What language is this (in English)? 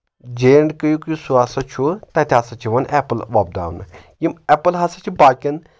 Kashmiri